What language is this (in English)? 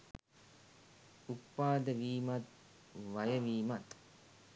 Sinhala